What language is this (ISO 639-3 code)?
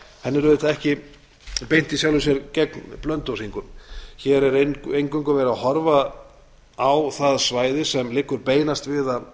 isl